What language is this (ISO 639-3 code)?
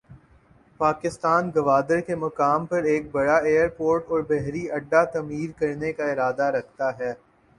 urd